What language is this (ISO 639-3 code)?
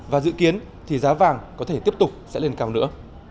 vie